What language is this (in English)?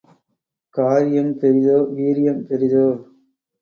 Tamil